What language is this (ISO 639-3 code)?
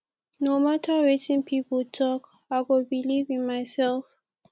pcm